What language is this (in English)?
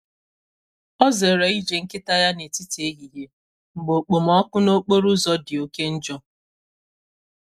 Igbo